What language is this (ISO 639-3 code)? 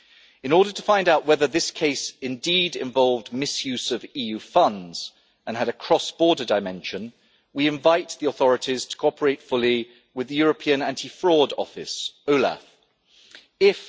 eng